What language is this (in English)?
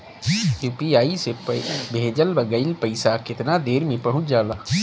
Bhojpuri